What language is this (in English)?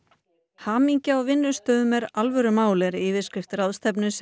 Icelandic